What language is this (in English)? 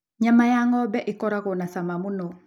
Kikuyu